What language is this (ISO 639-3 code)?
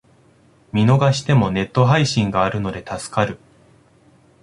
jpn